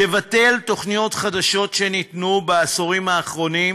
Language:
Hebrew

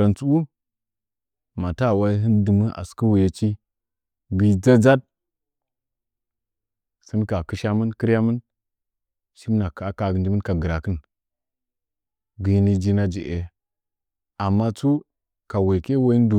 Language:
Nzanyi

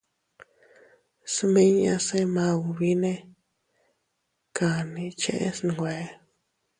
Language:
Teutila Cuicatec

